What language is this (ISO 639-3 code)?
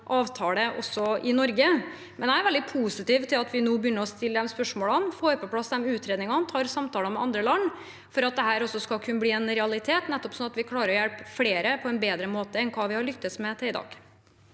nor